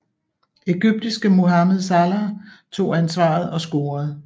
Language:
Danish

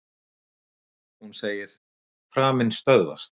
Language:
Icelandic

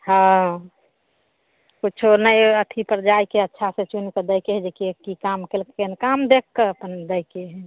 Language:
Maithili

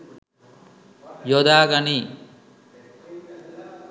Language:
Sinhala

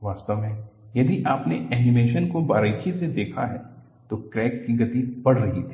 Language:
Hindi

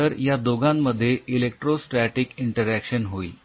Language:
Marathi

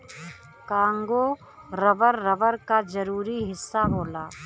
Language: Bhojpuri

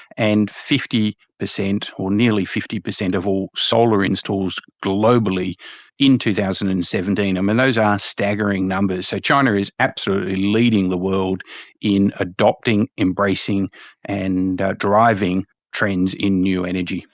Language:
English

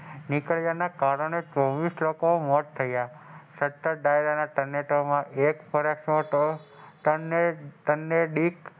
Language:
Gujarati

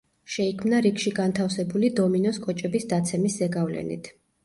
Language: Georgian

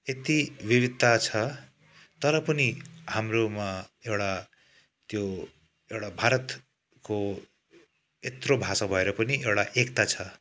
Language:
Nepali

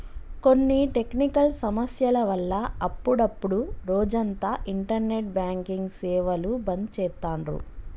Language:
Telugu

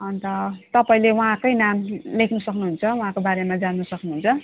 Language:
Nepali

